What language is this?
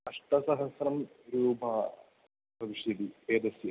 Sanskrit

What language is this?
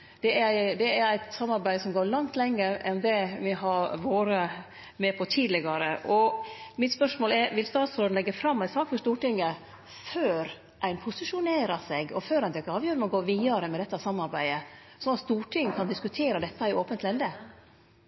Norwegian Nynorsk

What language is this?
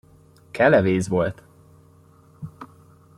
Hungarian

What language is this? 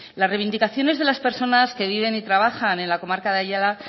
Spanish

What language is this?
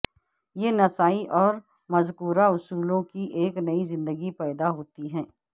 Urdu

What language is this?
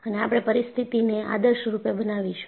Gujarati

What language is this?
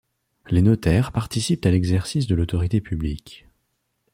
French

